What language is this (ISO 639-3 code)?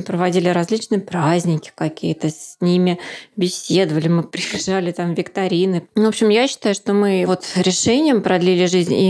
rus